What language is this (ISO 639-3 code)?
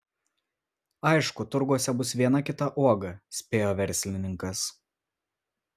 lit